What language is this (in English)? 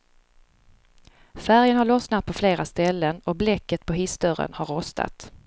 Swedish